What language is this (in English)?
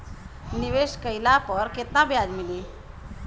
Bhojpuri